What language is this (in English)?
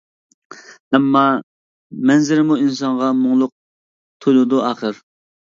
Uyghur